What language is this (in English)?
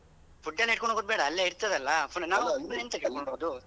Kannada